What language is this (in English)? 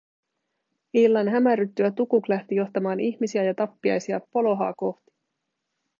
Finnish